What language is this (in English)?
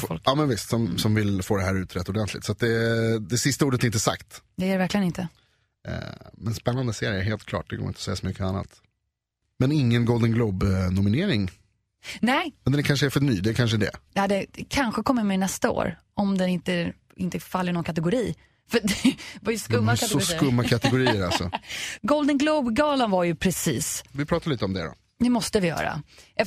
Swedish